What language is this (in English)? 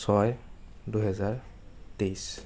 Assamese